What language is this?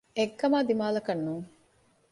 Divehi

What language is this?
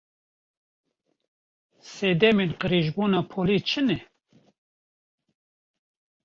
Kurdish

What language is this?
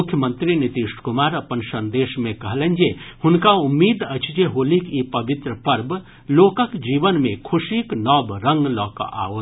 Maithili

